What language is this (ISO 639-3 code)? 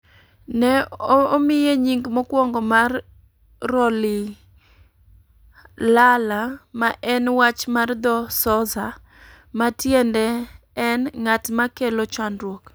luo